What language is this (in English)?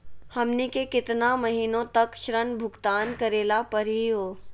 Magahi